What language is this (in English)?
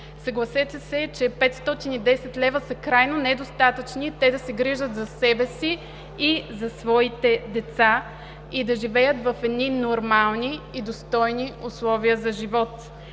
Bulgarian